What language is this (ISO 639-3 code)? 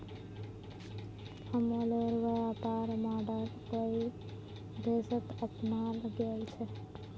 mag